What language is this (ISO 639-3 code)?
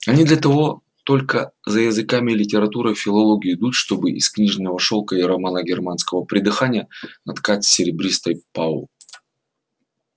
rus